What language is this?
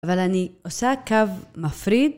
Hebrew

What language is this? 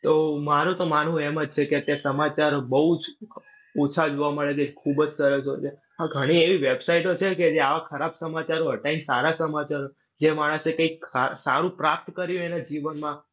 Gujarati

